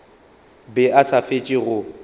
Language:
Northern Sotho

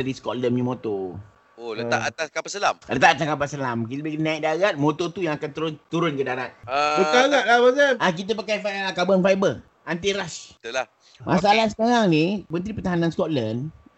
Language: Malay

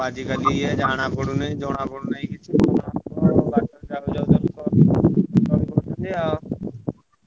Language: Odia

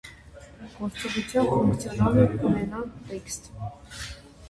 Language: Armenian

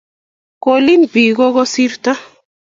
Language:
Kalenjin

